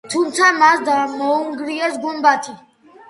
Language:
Georgian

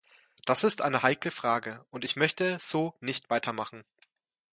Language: German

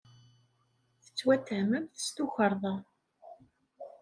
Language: Kabyle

